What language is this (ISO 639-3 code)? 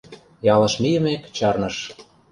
chm